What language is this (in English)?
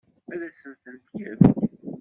Kabyle